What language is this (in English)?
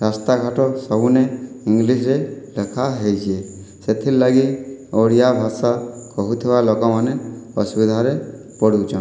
Odia